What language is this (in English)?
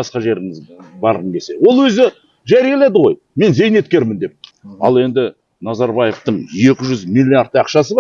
Kazakh